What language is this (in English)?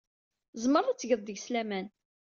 Kabyle